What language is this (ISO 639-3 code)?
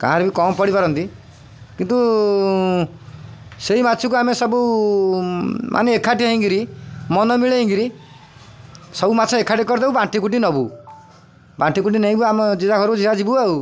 ori